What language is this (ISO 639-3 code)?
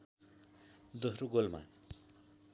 nep